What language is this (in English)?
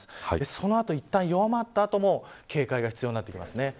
Japanese